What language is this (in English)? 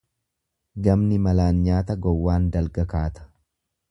Oromo